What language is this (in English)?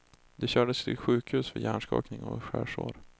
Swedish